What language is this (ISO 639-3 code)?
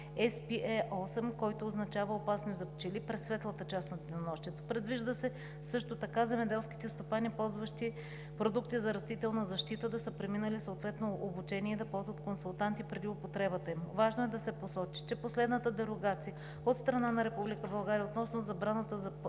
bul